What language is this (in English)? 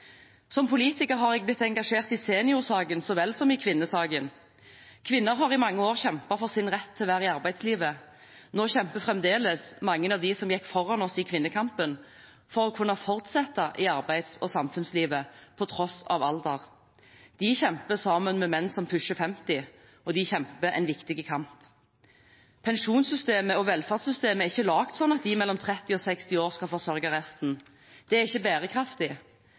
Norwegian Bokmål